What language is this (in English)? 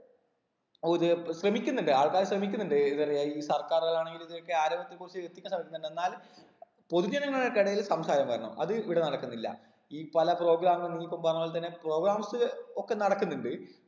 Malayalam